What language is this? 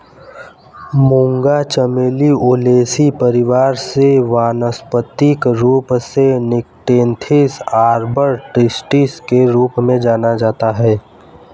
Hindi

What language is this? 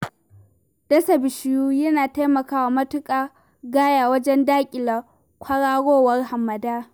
Hausa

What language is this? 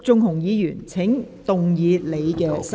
Cantonese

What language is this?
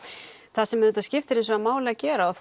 Icelandic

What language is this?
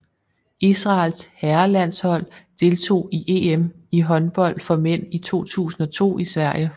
Danish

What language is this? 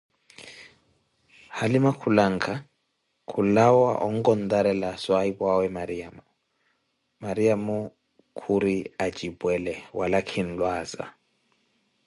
Koti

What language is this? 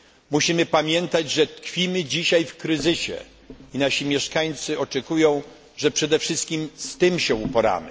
Polish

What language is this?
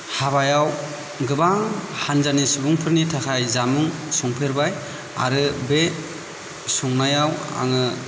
Bodo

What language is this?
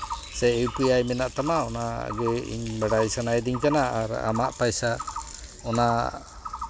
Santali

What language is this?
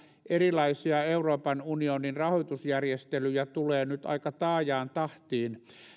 Finnish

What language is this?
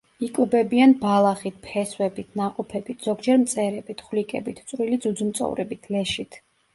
Georgian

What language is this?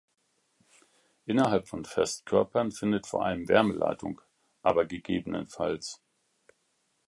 German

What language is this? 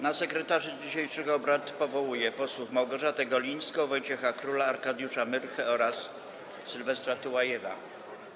Polish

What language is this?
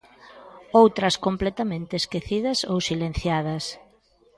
Galician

